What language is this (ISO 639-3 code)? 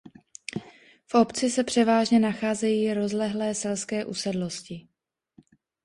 ces